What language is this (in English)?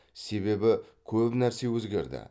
Kazakh